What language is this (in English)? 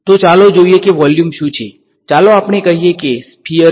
Gujarati